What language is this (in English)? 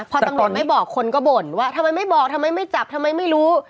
Thai